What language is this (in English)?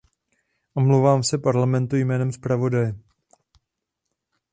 Czech